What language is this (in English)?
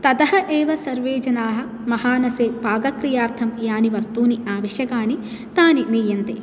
Sanskrit